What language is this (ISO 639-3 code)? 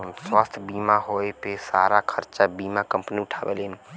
bho